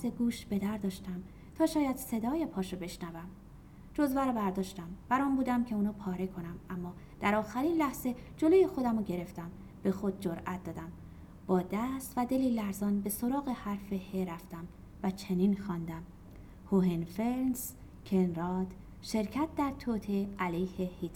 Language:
Persian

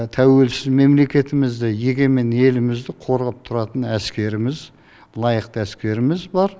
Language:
Kazakh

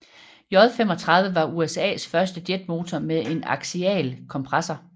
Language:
Danish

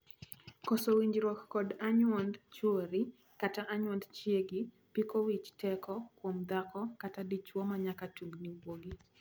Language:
Luo (Kenya and Tanzania)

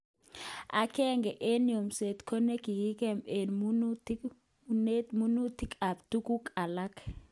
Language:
Kalenjin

